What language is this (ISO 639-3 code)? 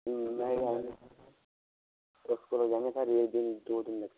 hin